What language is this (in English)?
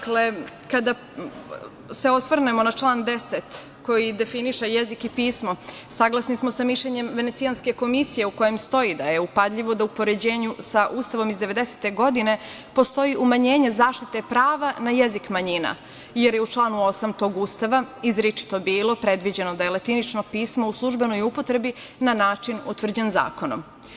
Serbian